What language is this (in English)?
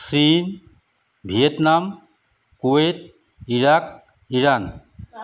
Assamese